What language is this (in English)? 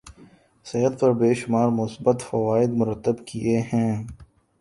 Urdu